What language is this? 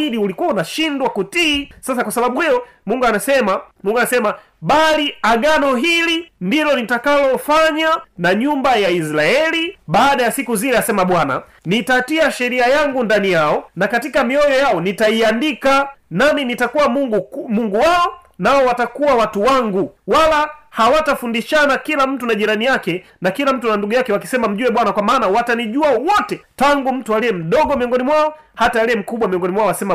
Swahili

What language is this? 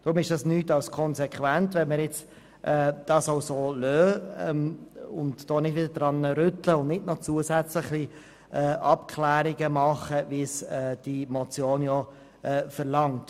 Swiss German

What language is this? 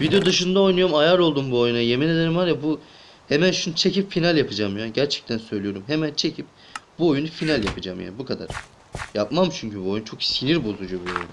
Turkish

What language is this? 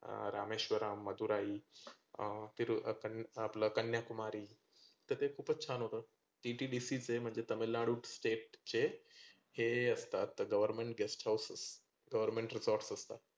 Marathi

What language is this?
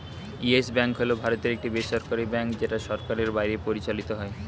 Bangla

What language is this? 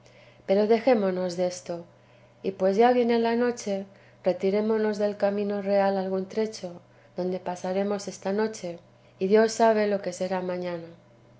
Spanish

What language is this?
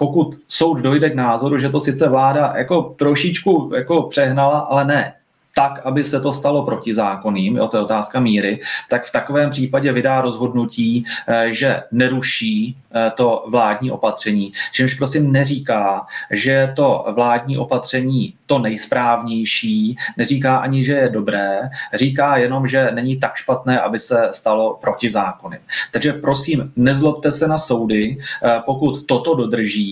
Czech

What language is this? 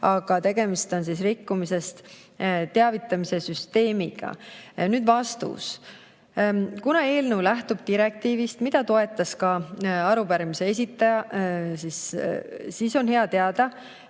Estonian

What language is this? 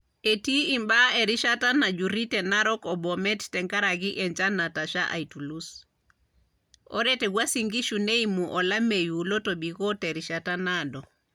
Masai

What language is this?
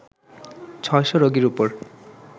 Bangla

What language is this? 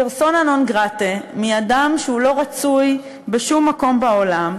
Hebrew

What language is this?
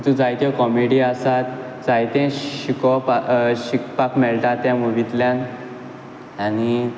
Konkani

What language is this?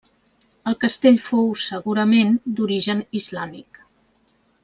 Catalan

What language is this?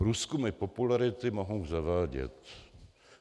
Czech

